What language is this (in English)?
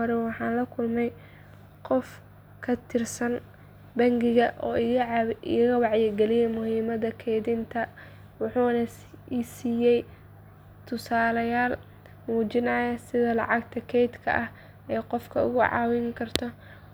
Somali